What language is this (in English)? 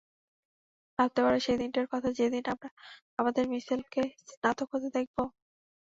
Bangla